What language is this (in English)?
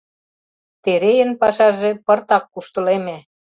Mari